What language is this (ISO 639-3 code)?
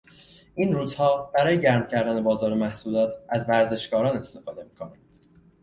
fas